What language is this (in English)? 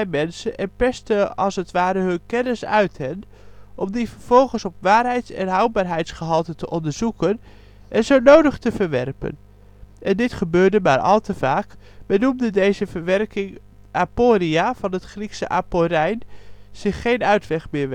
Dutch